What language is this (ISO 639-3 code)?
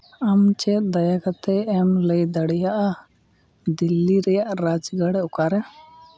sat